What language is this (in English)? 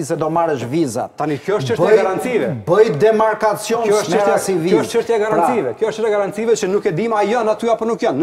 Romanian